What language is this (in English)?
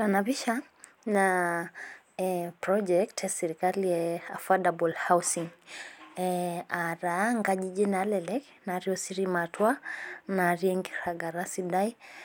Masai